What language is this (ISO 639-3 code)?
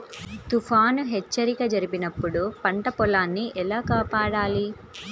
tel